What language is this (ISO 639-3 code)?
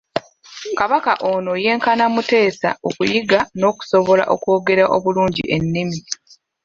lug